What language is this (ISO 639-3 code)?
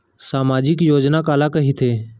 hne